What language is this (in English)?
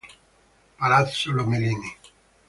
Italian